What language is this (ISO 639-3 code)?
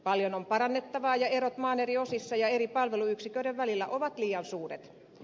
fin